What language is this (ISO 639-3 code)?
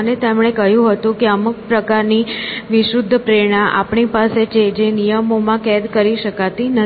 guj